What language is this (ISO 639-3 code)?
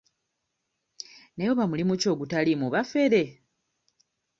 lug